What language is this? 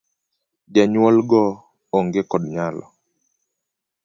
Luo (Kenya and Tanzania)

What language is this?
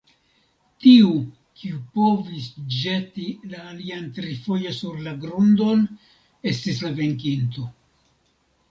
Esperanto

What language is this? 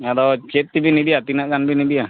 Santali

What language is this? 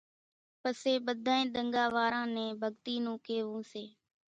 Kachi Koli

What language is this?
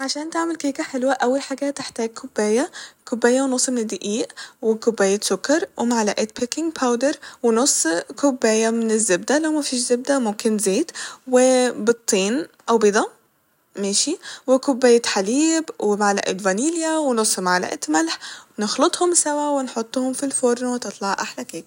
Egyptian Arabic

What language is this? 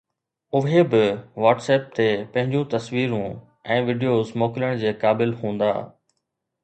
Sindhi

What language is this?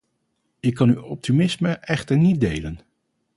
Dutch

